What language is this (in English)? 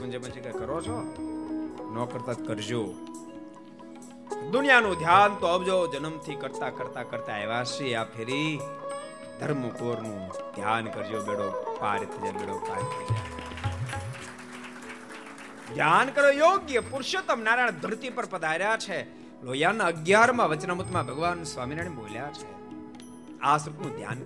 Gujarati